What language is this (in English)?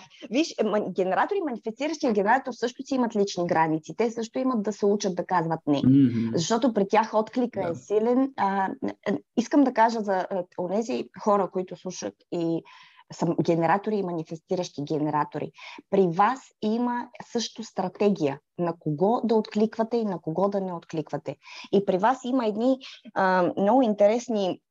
Bulgarian